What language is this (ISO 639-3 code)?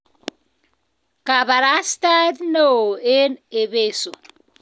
kln